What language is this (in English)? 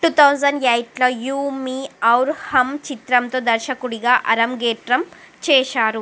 Telugu